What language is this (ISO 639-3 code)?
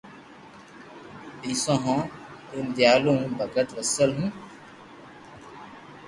lrk